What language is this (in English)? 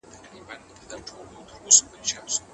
Pashto